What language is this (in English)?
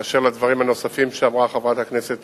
Hebrew